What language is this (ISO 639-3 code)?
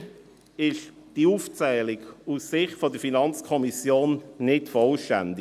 gsw